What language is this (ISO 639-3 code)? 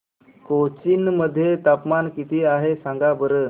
mar